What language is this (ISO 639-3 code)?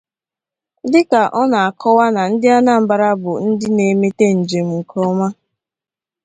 ibo